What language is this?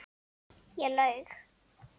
Icelandic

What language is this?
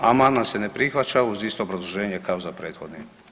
Croatian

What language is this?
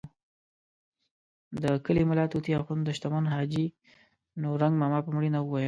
Pashto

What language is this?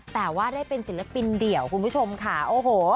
Thai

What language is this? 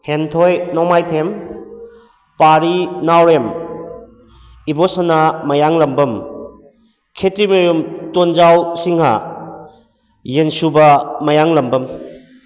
Manipuri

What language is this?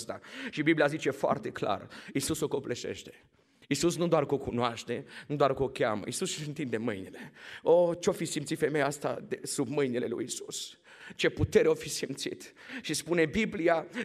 Romanian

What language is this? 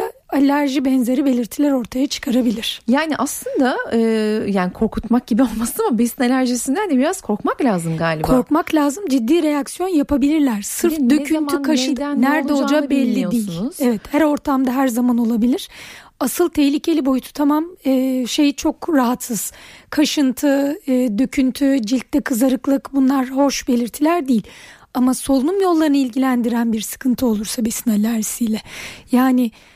Turkish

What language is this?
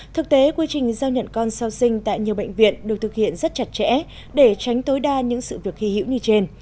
Vietnamese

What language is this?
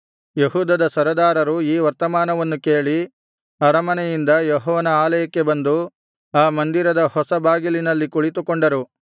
Kannada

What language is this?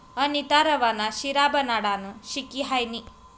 Marathi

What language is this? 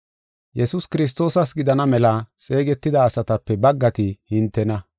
Gofa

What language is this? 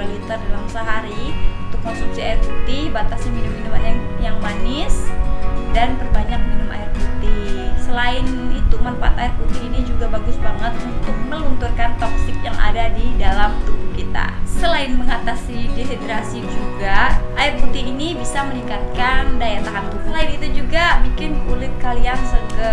Indonesian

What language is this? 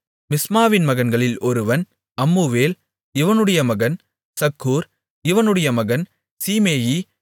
Tamil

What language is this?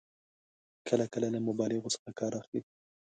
Pashto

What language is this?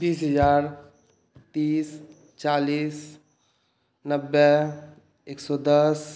Maithili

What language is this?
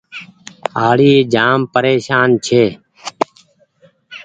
Goaria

